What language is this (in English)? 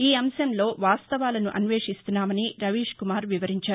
Telugu